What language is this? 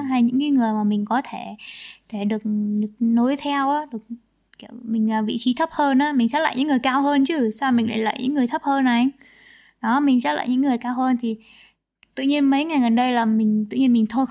Vietnamese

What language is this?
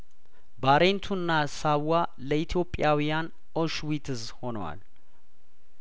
Amharic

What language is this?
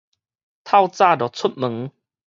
Min Nan Chinese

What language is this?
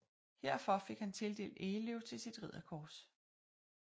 Danish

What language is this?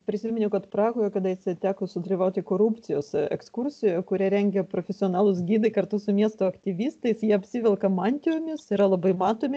Lithuanian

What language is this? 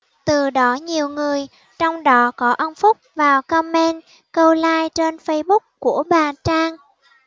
Vietnamese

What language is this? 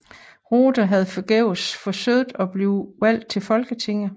Danish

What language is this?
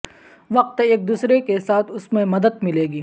Urdu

